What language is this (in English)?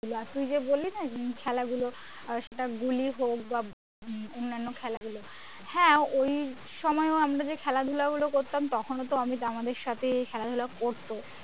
Bangla